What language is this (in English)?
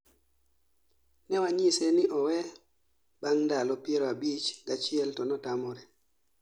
Luo (Kenya and Tanzania)